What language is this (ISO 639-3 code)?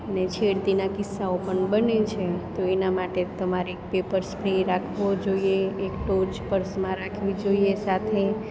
guj